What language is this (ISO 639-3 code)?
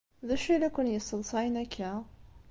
kab